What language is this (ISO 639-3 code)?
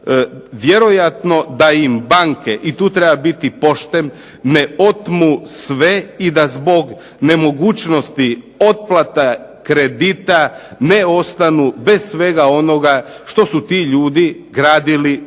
hrv